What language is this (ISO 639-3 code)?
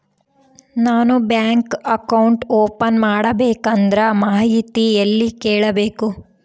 kan